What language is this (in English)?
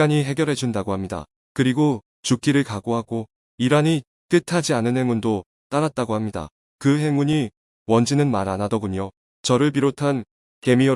Korean